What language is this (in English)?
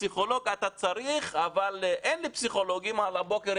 Hebrew